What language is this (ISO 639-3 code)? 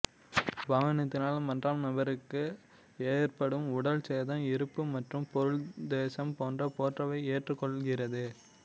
tam